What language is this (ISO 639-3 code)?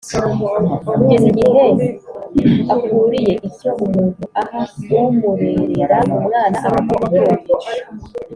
kin